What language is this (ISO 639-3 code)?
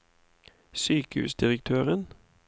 nor